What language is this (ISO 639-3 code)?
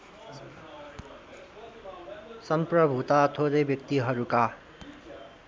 nep